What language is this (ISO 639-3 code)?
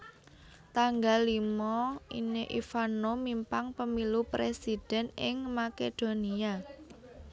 jav